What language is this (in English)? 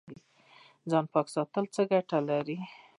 Pashto